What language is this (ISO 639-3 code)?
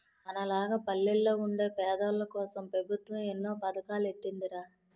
tel